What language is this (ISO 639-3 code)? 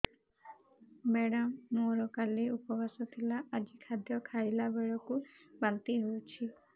ori